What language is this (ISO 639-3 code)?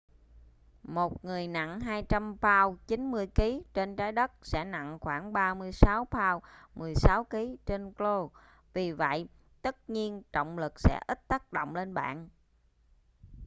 vie